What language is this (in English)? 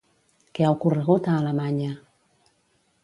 Catalan